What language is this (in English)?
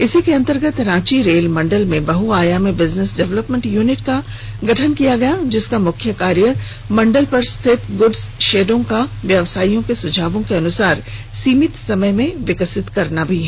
Hindi